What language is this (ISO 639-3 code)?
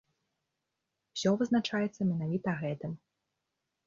bel